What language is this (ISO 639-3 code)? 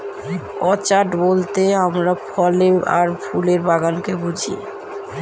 ben